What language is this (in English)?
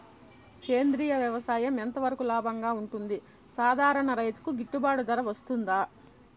Telugu